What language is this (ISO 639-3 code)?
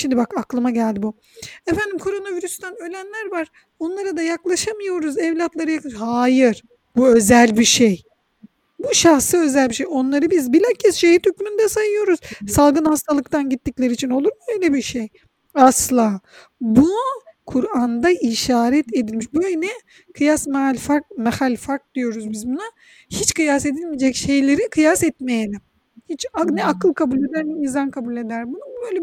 tur